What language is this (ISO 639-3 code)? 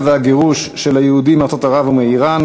heb